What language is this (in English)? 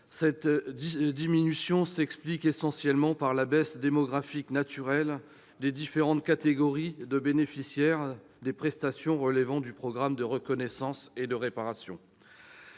French